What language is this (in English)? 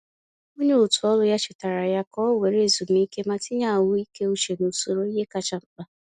Igbo